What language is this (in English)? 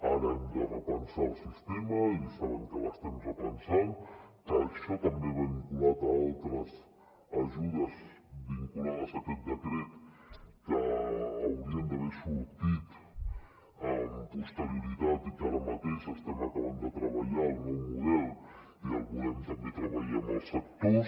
Catalan